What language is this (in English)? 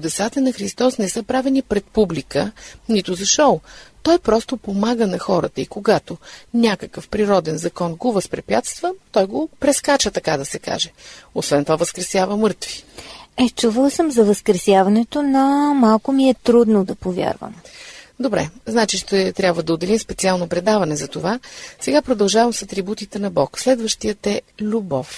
Bulgarian